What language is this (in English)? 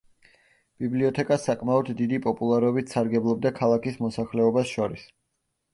Georgian